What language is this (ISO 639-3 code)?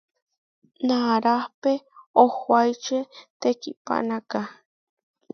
var